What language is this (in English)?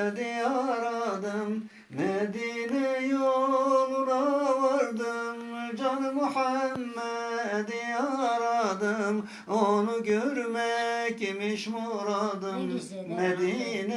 Turkish